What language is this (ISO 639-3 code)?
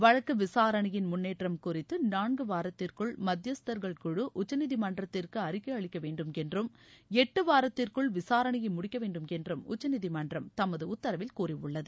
tam